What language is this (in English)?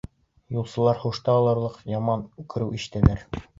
Bashkir